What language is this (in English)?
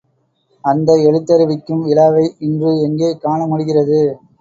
Tamil